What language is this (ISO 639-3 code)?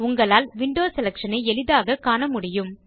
tam